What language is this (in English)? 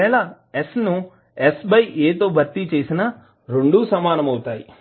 Telugu